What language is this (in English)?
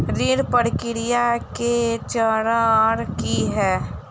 Maithili